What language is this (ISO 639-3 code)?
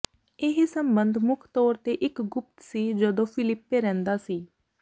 pan